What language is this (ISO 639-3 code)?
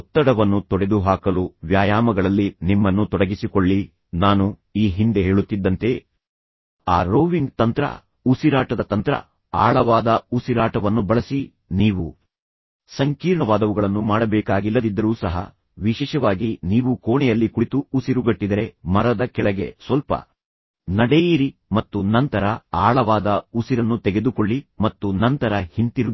kan